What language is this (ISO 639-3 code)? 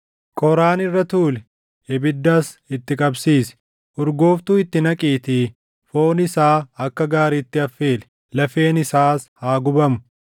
orm